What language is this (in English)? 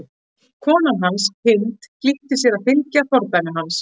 Icelandic